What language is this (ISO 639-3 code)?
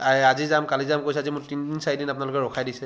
asm